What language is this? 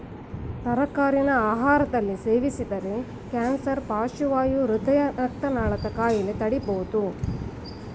Kannada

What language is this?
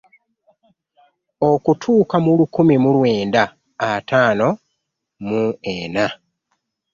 Ganda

